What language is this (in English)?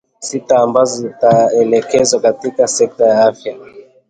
Swahili